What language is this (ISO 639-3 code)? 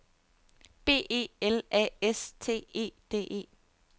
dan